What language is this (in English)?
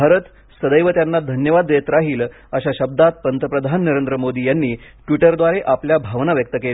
Marathi